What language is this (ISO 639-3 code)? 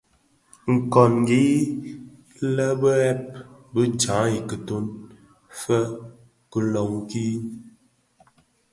ksf